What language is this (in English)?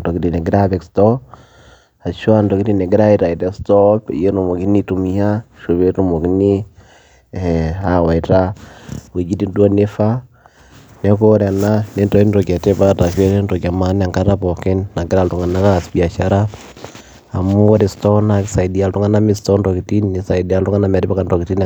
Masai